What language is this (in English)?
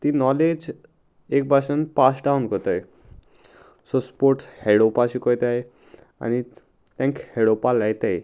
Konkani